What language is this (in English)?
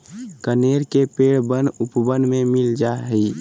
Magahi